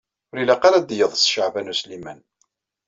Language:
Kabyle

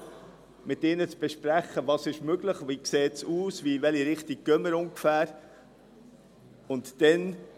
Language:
Swiss German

